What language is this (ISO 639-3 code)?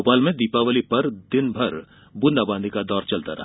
hin